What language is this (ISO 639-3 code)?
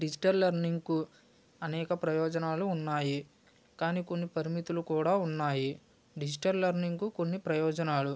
tel